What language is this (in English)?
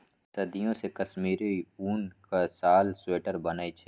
Maithili